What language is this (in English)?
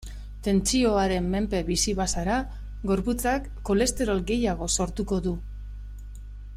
Basque